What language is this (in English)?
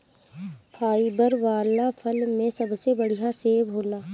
Bhojpuri